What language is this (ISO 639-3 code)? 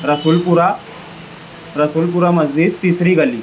urd